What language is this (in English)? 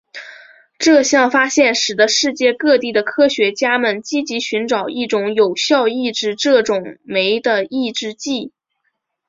Chinese